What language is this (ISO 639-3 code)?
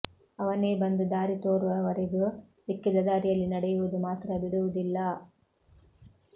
kan